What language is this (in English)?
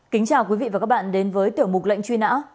Vietnamese